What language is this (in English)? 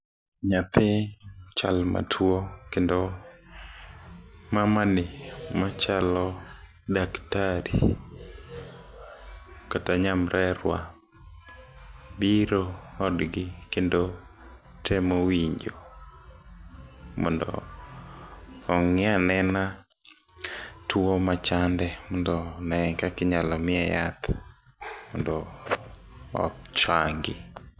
Luo (Kenya and Tanzania)